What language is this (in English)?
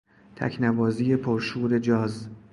Persian